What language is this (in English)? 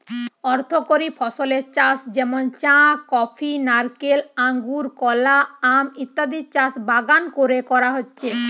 Bangla